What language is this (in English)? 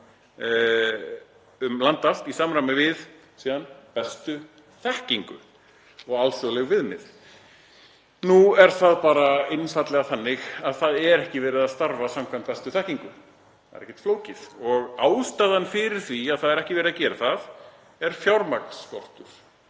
Icelandic